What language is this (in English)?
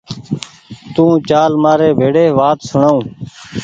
Goaria